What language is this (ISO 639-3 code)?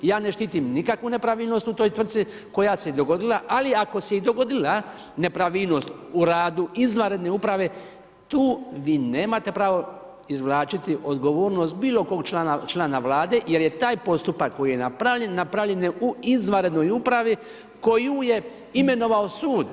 hrv